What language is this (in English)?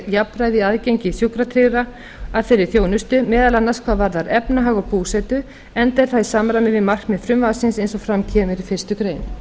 Icelandic